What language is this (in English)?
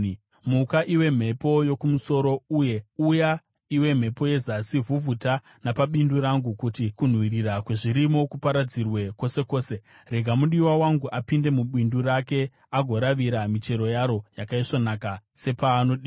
Shona